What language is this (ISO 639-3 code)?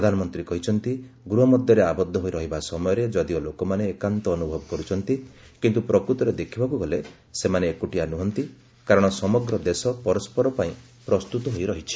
ori